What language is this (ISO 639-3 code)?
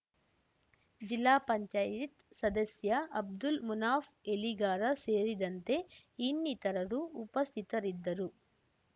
kan